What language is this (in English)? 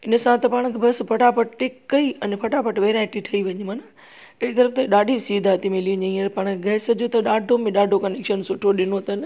Sindhi